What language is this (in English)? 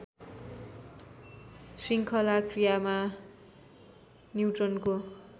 Nepali